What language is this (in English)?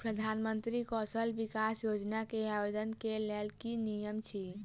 Maithili